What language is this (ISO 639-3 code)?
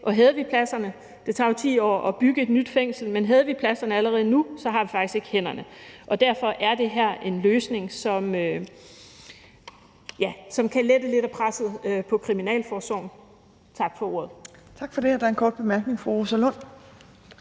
dan